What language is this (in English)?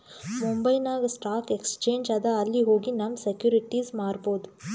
Kannada